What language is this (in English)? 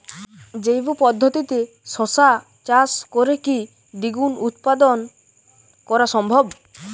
Bangla